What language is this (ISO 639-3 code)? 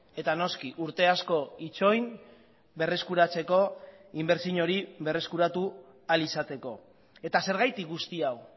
eus